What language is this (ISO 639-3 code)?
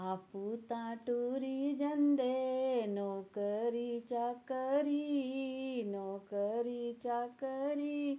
doi